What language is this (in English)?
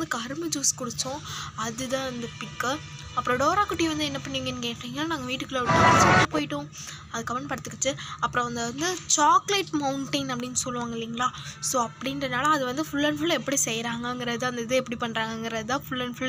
Romanian